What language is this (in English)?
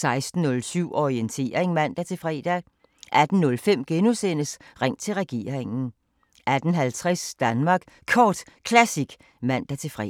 Danish